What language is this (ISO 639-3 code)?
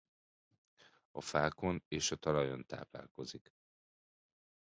hun